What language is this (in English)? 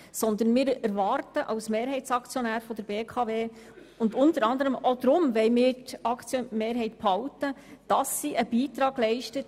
Swiss German